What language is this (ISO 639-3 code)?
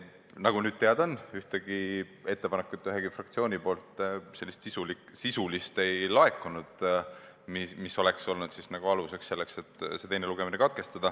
est